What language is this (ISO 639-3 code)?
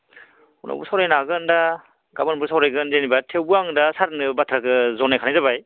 brx